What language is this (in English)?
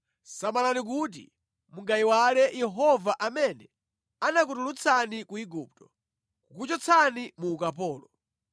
Nyanja